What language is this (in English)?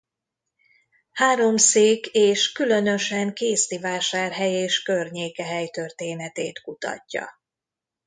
Hungarian